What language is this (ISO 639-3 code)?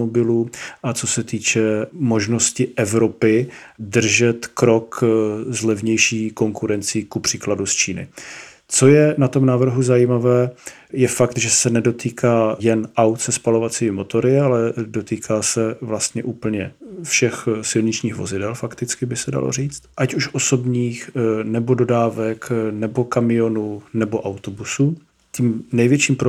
ces